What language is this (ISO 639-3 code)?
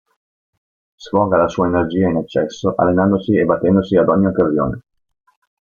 ita